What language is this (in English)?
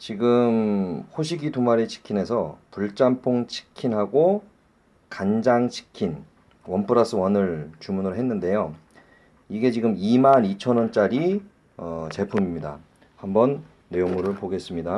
Korean